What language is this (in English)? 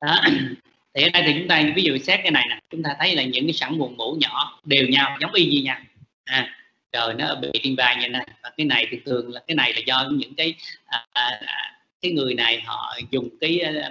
Vietnamese